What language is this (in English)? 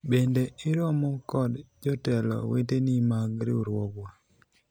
Luo (Kenya and Tanzania)